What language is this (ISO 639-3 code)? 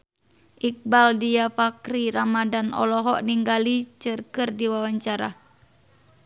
sun